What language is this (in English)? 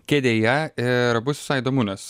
Lithuanian